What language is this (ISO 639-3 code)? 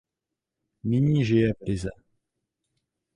ces